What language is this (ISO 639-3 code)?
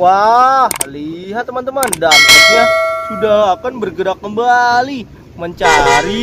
ind